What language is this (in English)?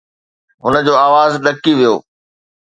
Sindhi